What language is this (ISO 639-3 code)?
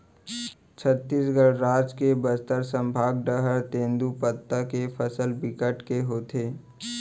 hne